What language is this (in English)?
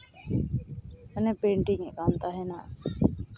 Santali